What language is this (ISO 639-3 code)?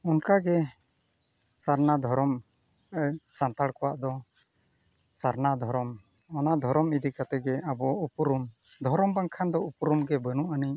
sat